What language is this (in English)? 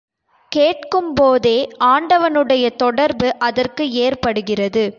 Tamil